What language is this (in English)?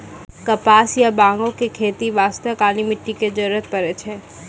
Maithili